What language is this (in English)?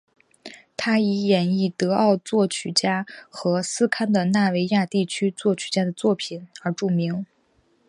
Chinese